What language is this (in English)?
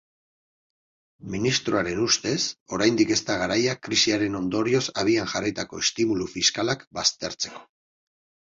Basque